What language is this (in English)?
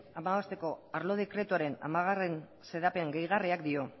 Basque